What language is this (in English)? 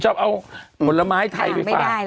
Thai